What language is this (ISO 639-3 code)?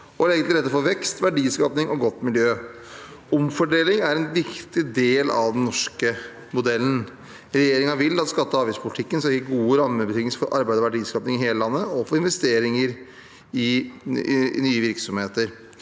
nor